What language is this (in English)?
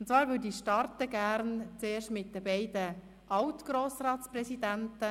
Swiss German